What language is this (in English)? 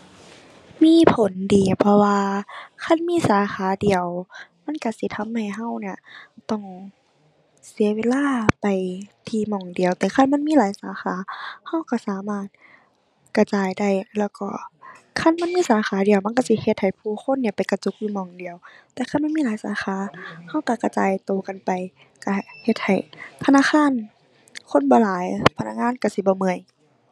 Thai